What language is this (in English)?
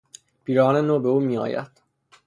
Persian